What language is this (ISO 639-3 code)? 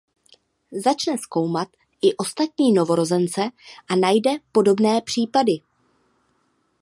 ces